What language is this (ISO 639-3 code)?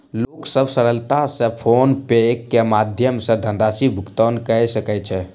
mai